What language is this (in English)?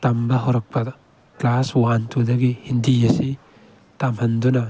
Manipuri